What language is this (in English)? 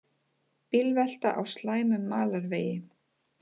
Icelandic